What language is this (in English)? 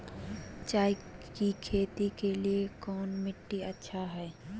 Magahi